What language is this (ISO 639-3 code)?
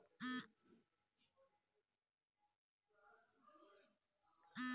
ben